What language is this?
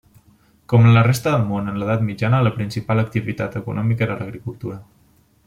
Catalan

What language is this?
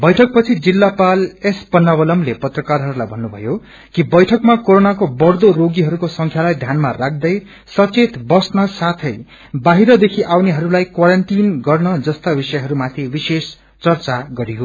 Nepali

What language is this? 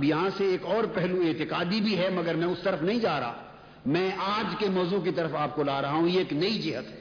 Urdu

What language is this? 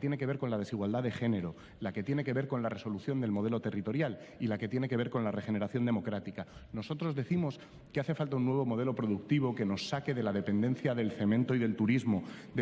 Spanish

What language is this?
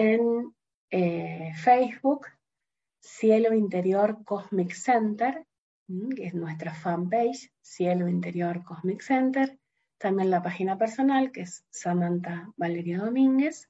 Spanish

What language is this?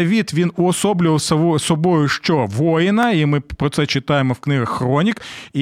Ukrainian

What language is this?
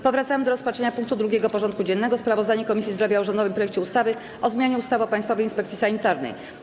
Polish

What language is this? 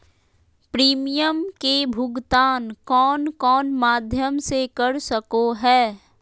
Magahi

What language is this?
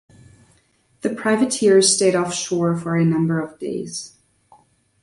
English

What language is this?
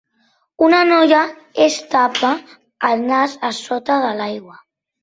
Catalan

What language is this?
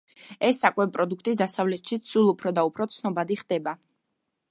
Georgian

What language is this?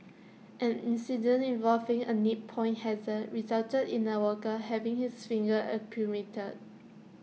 English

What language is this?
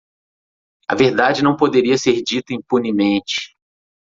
Portuguese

